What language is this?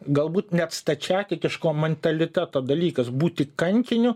Lithuanian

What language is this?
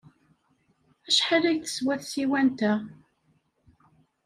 Kabyle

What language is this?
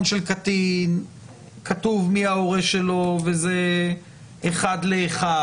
Hebrew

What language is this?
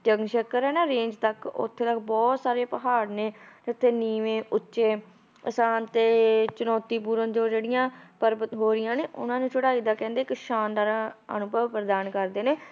Punjabi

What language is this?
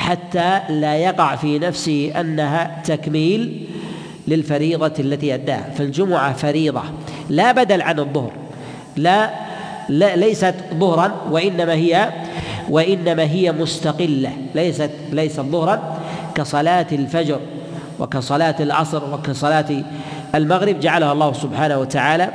Arabic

